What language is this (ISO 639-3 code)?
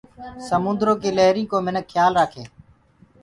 ggg